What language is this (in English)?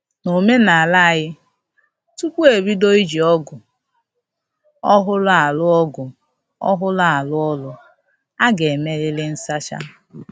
Igbo